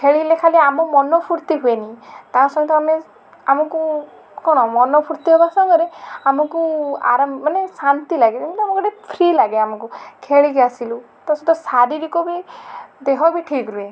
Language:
Odia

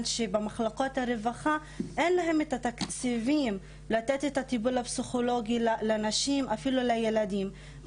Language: Hebrew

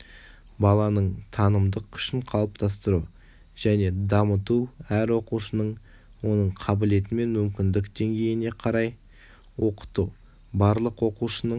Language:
Kazakh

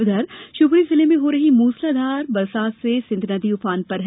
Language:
Hindi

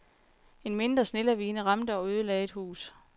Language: Danish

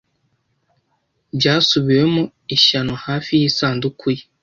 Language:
Kinyarwanda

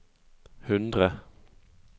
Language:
Norwegian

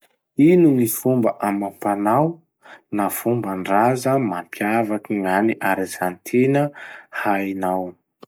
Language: Masikoro Malagasy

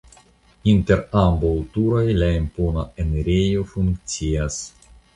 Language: Esperanto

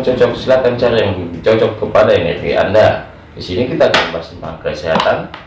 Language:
Indonesian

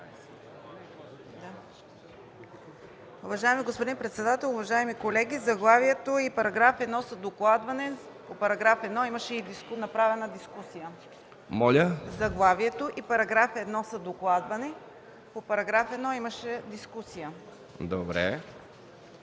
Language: Bulgarian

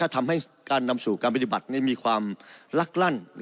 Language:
Thai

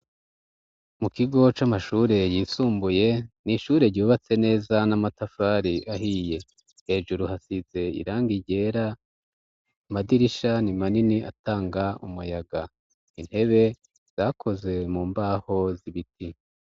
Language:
Rundi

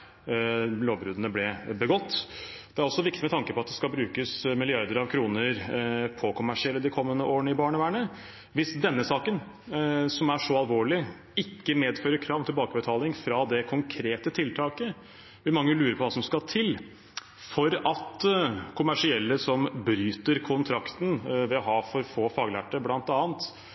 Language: Norwegian Bokmål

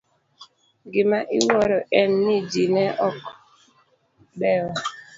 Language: Luo (Kenya and Tanzania)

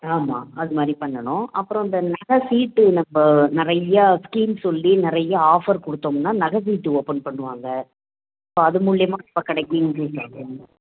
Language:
Tamil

